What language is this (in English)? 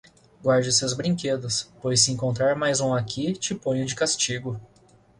Portuguese